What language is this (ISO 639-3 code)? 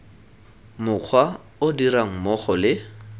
tsn